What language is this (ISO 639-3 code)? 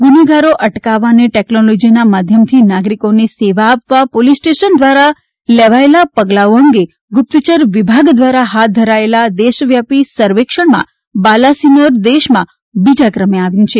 guj